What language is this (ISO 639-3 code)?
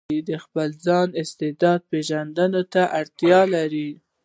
pus